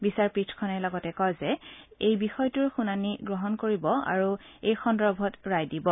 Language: Assamese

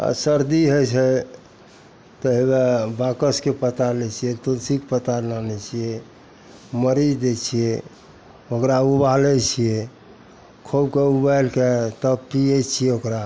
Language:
Maithili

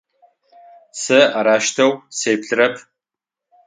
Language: Adyghe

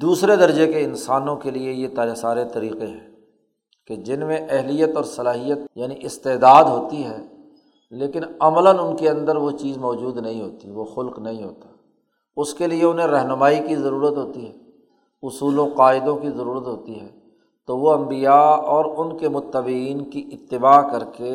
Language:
Urdu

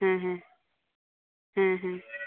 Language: Santali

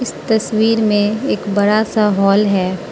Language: Hindi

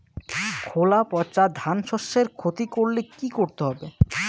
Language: Bangla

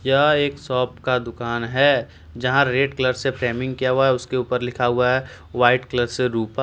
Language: Hindi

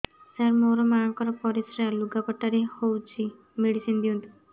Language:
Odia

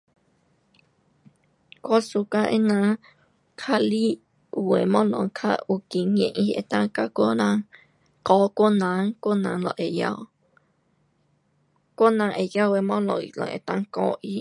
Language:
Pu-Xian Chinese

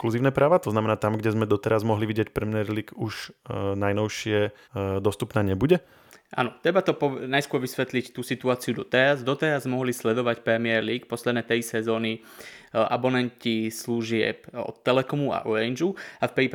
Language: Slovak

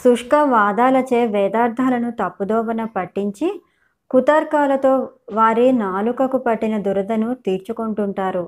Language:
Telugu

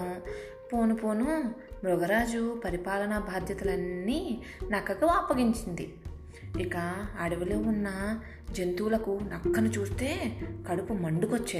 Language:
Telugu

